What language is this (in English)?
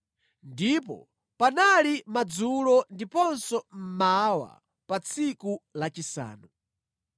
Nyanja